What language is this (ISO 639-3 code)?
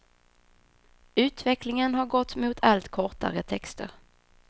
swe